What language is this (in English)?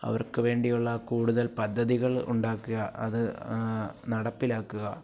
Malayalam